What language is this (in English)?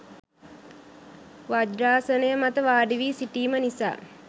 Sinhala